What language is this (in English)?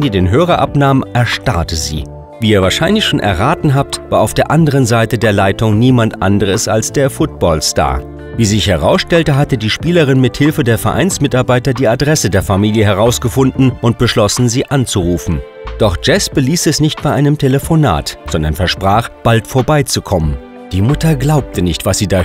German